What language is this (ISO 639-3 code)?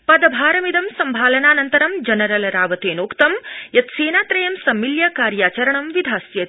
san